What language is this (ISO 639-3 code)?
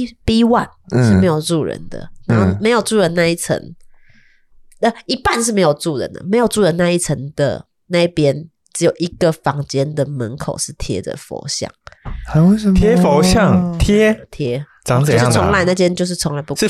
zho